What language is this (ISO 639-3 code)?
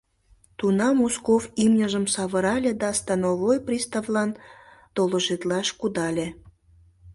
chm